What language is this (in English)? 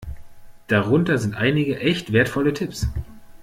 German